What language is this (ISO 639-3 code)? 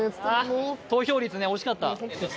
jpn